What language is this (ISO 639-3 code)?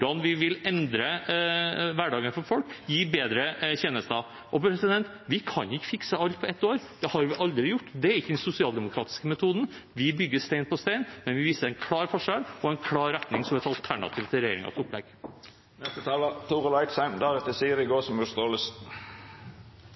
nob